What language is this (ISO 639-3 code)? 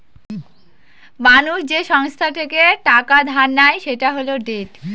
ben